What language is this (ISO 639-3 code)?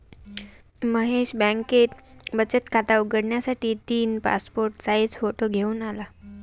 mar